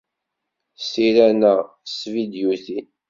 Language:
Kabyle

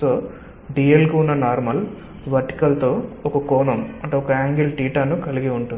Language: Telugu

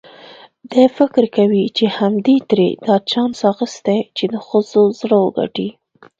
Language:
Pashto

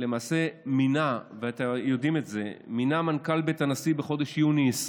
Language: Hebrew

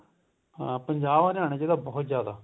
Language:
Punjabi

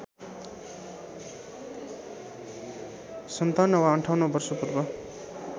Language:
Nepali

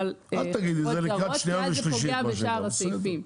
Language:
Hebrew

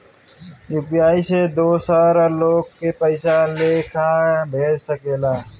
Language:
Bhojpuri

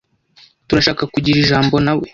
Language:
Kinyarwanda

